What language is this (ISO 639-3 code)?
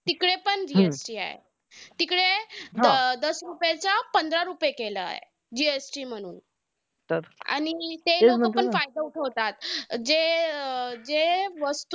mar